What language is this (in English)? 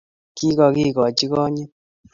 Kalenjin